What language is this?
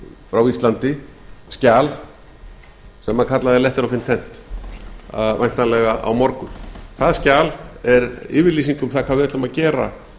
Icelandic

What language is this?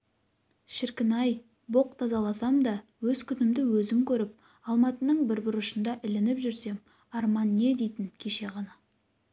Kazakh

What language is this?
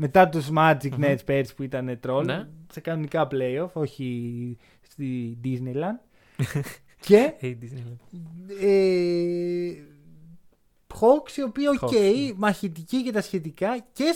Greek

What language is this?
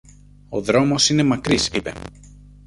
Greek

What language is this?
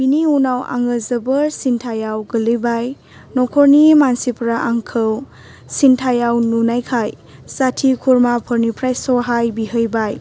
Bodo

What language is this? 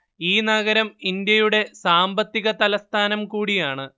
Malayalam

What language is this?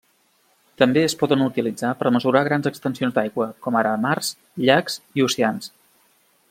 Catalan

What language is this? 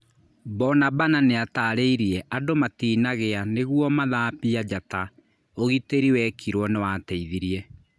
Kikuyu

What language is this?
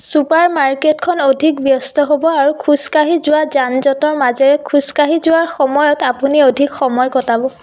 Assamese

